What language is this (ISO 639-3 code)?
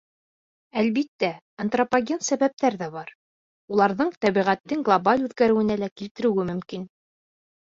bak